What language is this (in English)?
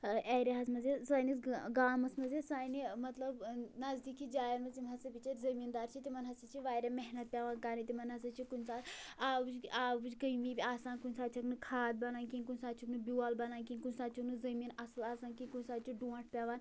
Kashmiri